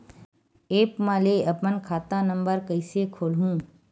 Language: Chhattisgarhi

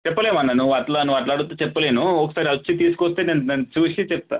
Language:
Telugu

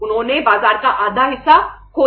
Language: Hindi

